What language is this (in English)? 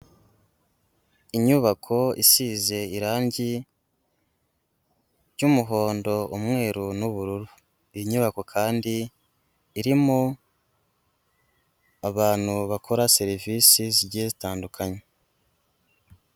Kinyarwanda